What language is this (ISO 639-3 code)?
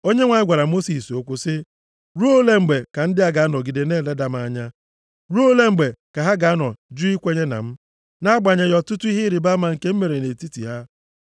ibo